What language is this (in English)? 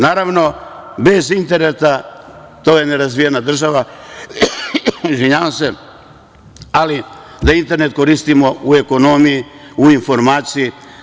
Serbian